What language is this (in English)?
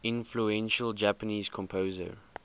English